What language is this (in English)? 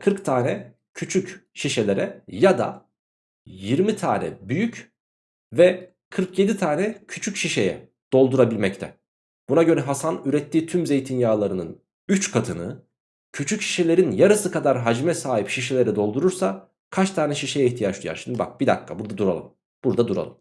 Turkish